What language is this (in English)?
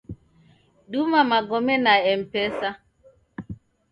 Taita